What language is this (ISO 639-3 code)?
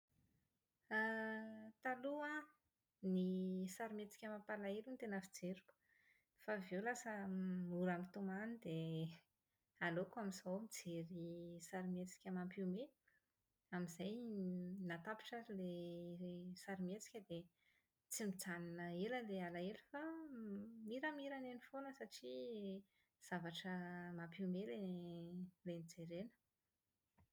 mlg